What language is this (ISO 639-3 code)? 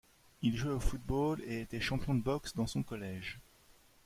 fra